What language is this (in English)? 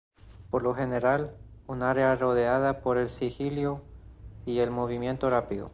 Spanish